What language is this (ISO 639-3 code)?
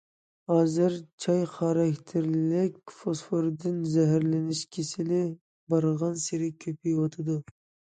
uig